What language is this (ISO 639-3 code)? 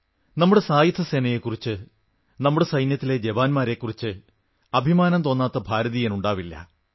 mal